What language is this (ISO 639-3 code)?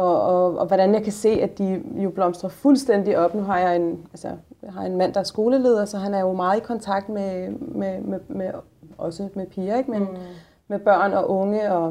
dan